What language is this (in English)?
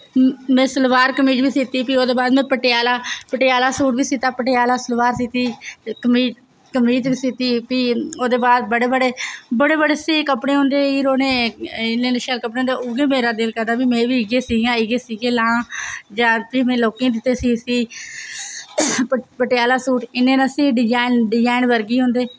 Dogri